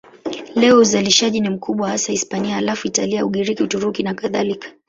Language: Swahili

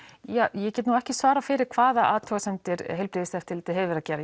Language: Icelandic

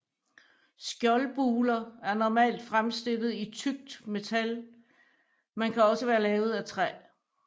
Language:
Danish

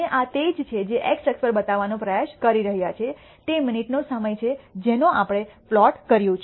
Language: Gujarati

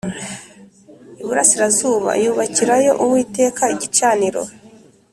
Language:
Kinyarwanda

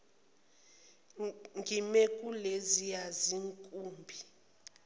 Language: Zulu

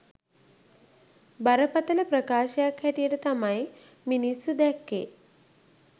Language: Sinhala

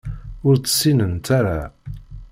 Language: Kabyle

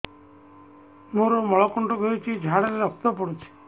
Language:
Odia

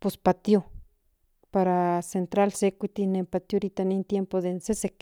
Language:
Central Nahuatl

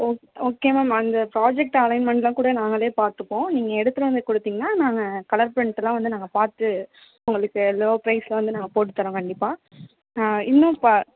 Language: Tamil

